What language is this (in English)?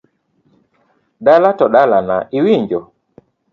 Luo (Kenya and Tanzania)